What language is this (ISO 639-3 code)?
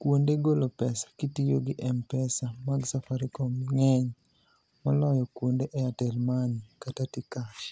luo